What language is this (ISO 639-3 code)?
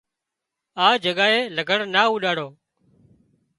kxp